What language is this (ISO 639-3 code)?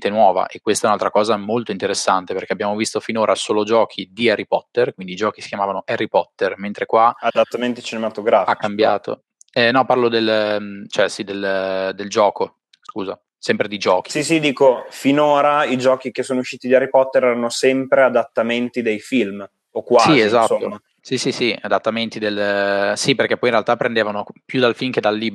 ita